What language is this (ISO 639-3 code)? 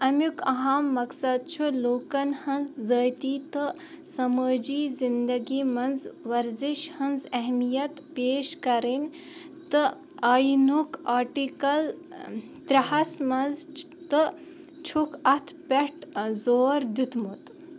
kas